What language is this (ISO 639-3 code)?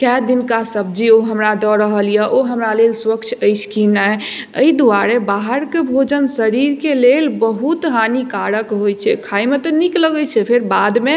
mai